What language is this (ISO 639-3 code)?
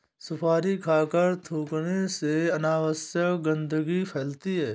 hin